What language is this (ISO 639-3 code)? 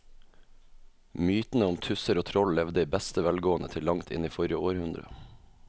nor